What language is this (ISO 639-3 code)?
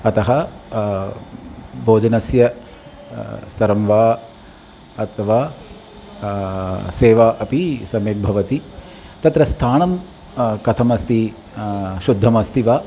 san